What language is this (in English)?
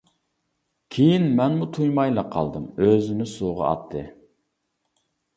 Uyghur